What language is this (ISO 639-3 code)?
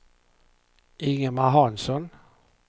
swe